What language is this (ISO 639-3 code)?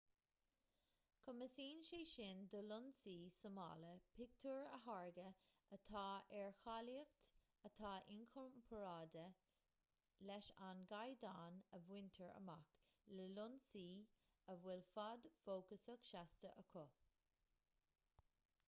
gle